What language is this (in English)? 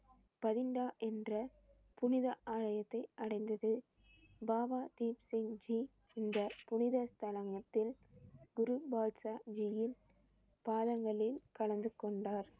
Tamil